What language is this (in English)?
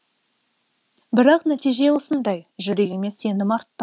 Kazakh